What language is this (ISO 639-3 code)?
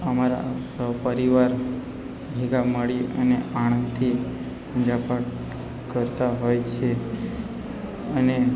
guj